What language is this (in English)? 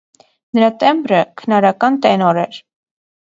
Armenian